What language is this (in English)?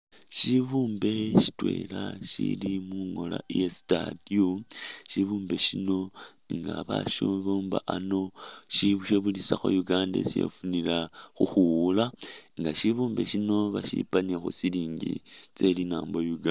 Masaaba